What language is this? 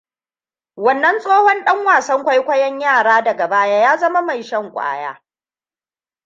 Hausa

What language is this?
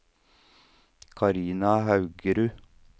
Norwegian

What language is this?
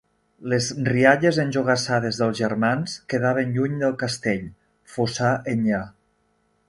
Catalan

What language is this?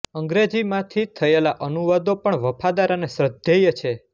Gujarati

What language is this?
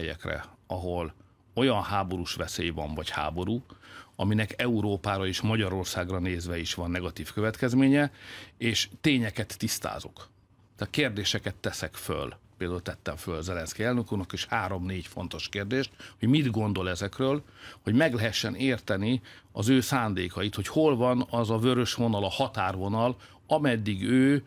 Hungarian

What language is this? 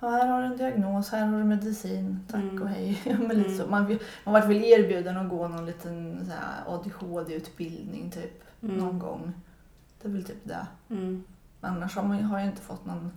Swedish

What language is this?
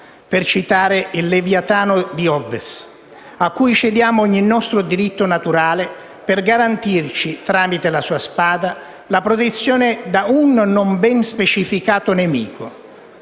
Italian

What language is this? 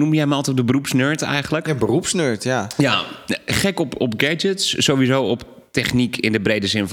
Dutch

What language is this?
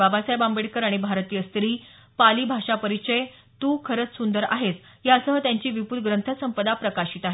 Marathi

